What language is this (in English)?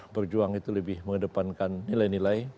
Indonesian